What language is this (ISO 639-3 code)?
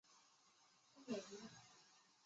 zho